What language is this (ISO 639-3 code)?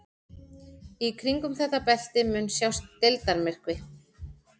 isl